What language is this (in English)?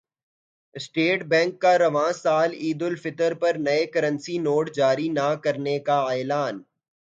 Urdu